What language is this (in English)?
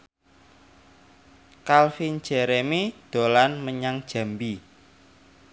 Javanese